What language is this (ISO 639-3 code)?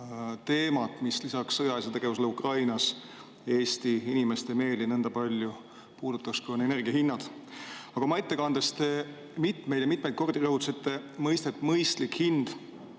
est